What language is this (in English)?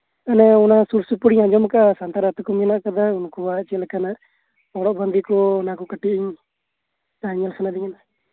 Santali